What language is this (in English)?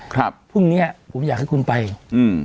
Thai